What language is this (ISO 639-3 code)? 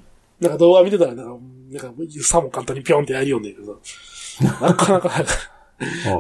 jpn